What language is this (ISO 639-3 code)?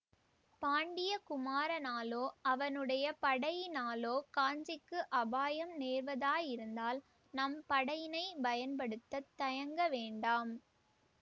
tam